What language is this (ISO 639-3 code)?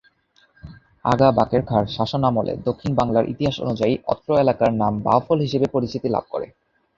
ben